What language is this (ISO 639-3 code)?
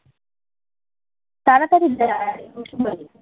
ben